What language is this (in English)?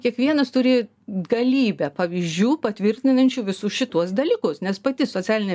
Lithuanian